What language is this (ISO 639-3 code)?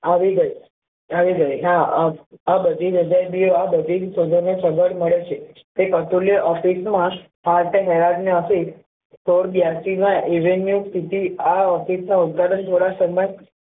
guj